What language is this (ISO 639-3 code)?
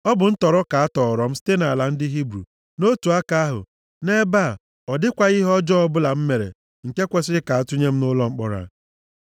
ibo